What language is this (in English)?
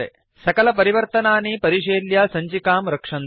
Sanskrit